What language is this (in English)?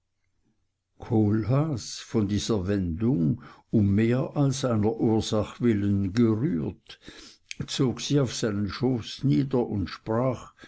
German